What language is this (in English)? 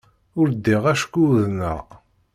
Kabyle